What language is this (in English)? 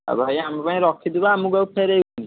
Odia